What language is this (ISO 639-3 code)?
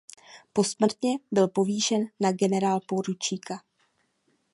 ces